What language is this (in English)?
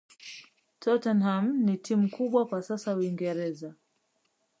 Swahili